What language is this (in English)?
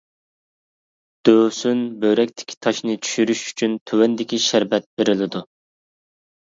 Uyghur